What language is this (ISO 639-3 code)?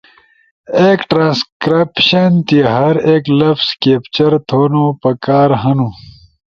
ush